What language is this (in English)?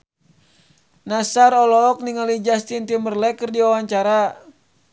Sundanese